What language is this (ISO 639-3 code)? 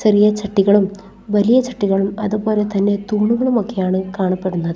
mal